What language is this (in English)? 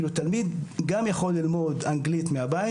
Hebrew